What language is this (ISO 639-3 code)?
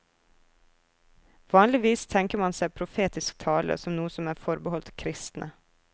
nor